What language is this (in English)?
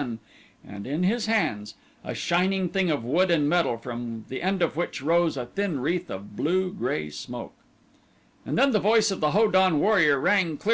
English